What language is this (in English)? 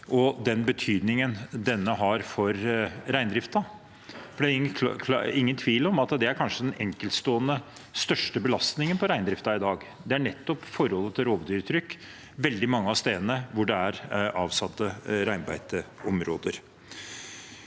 Norwegian